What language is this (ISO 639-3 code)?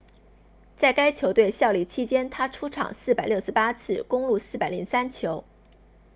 zho